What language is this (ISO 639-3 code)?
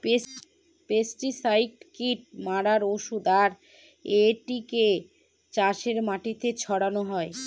ben